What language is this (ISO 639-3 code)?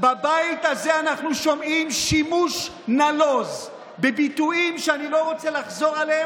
heb